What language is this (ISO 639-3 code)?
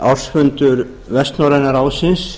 isl